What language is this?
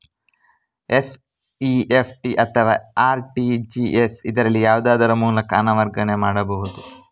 Kannada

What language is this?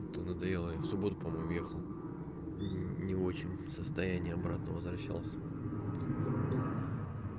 Russian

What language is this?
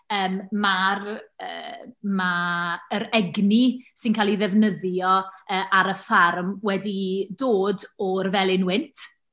Welsh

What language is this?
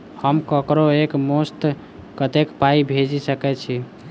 Maithili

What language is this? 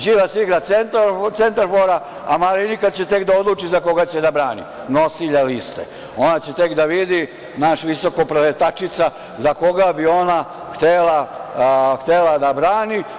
Serbian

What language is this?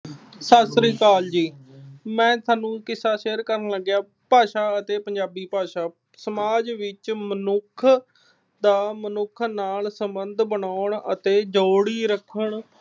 Punjabi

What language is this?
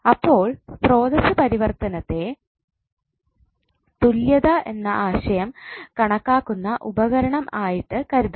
Malayalam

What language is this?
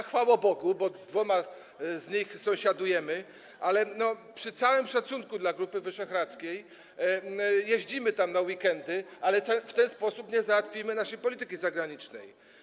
Polish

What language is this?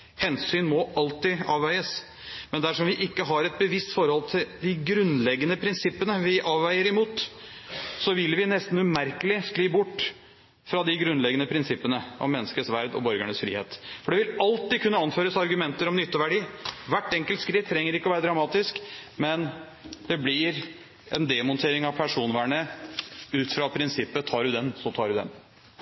Norwegian Bokmål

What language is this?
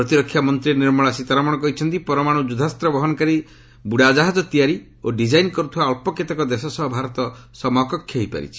Odia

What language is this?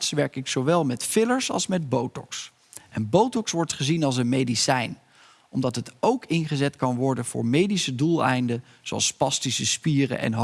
Dutch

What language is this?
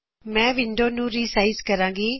Punjabi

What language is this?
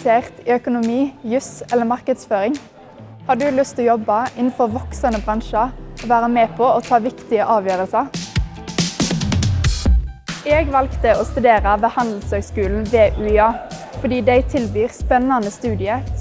Norwegian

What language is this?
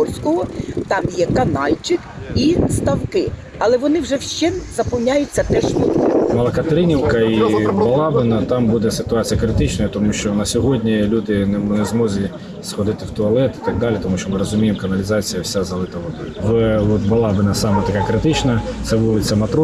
Ukrainian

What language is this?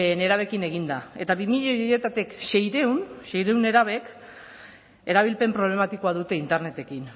Basque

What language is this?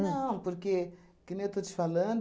Portuguese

